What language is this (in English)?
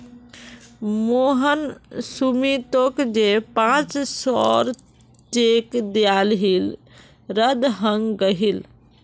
Magahi